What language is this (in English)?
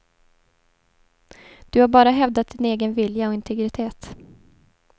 Swedish